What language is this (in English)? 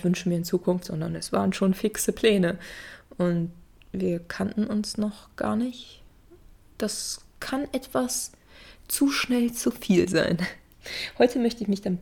German